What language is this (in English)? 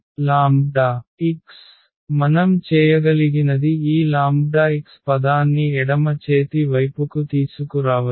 Telugu